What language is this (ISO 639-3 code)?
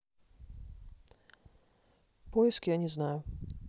rus